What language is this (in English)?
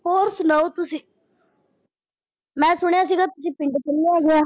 Punjabi